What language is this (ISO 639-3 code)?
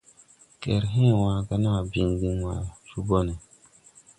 tui